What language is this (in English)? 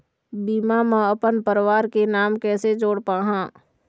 Chhattisgarhi